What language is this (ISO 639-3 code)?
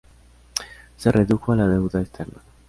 spa